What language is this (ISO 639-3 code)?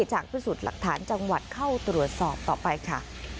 tha